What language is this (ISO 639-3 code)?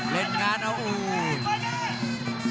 tha